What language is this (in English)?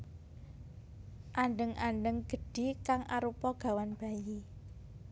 Javanese